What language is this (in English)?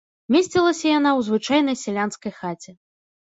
Belarusian